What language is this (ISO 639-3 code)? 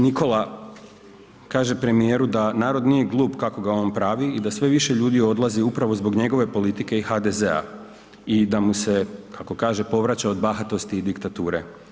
hrv